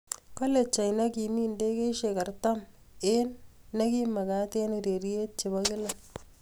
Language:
Kalenjin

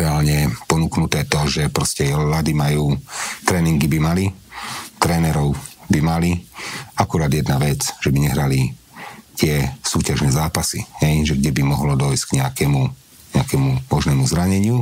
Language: Slovak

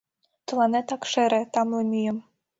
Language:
Mari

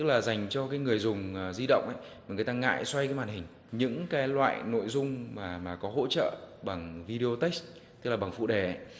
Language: Vietnamese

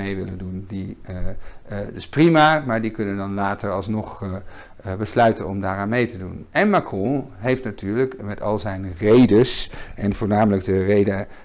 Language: Dutch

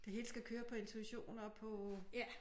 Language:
Danish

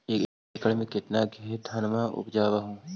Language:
Magahi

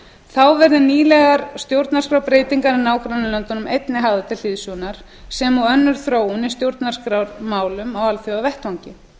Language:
Icelandic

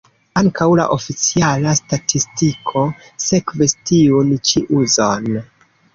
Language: Esperanto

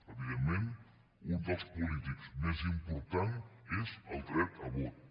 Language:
Catalan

